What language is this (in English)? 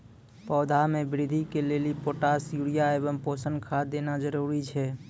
Maithili